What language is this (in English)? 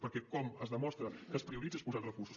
Catalan